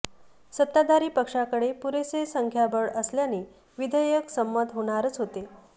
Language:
Marathi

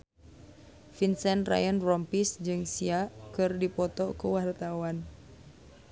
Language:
Sundanese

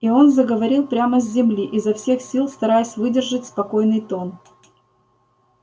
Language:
Russian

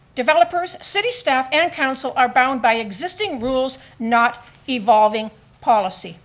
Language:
English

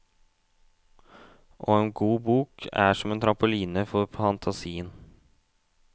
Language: Norwegian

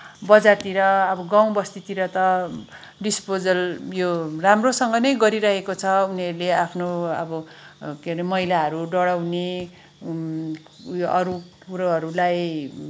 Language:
Nepali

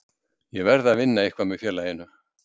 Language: Icelandic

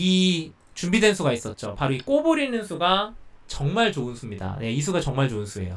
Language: Korean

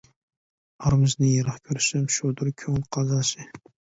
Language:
Uyghur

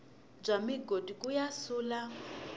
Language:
Tsonga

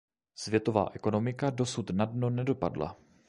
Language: Czech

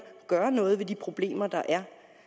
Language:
Danish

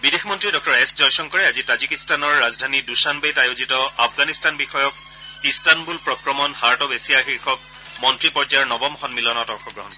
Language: Assamese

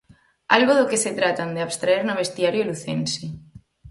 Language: Galician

